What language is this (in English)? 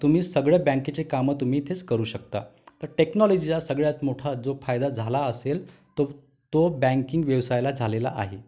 Marathi